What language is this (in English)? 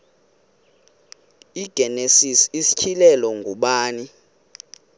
Xhosa